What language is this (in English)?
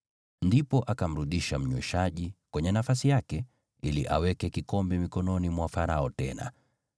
Swahili